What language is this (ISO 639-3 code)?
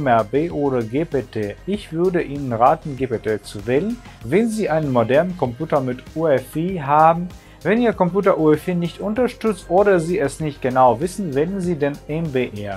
deu